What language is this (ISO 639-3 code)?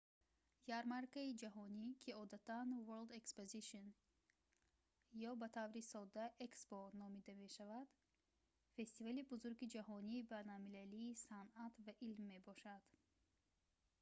tgk